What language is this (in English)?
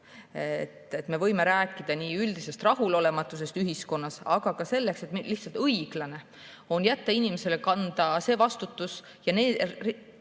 Estonian